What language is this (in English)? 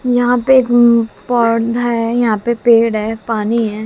Hindi